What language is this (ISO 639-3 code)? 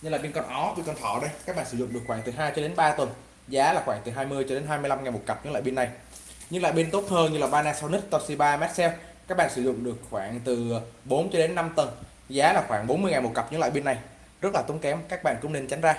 vie